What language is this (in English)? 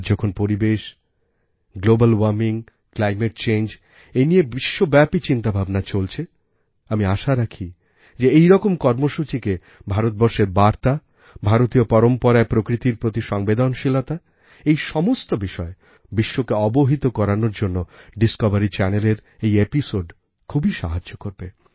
Bangla